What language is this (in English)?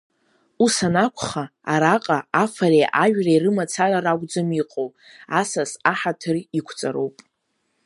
Abkhazian